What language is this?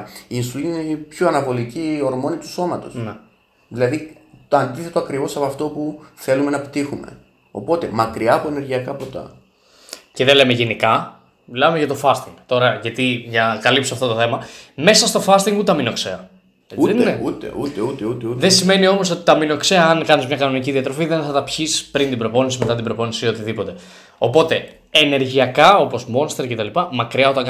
Greek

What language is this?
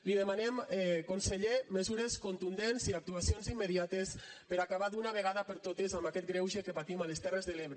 Catalan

